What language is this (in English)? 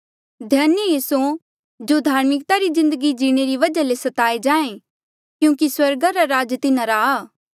Mandeali